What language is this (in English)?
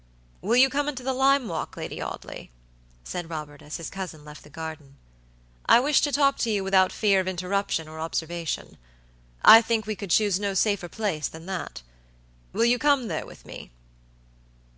English